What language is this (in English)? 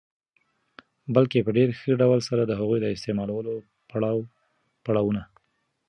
Pashto